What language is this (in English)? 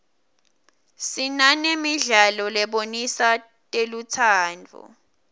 Swati